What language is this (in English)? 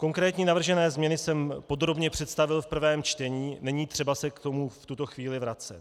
Czech